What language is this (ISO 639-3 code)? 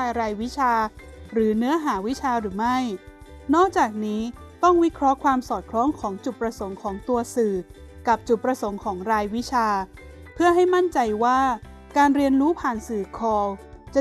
tha